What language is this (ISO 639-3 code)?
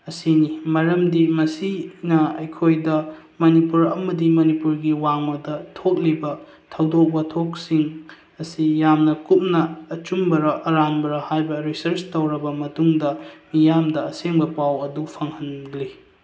mni